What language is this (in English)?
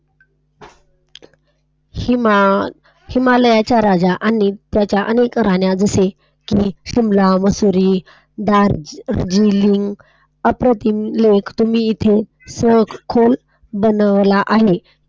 Marathi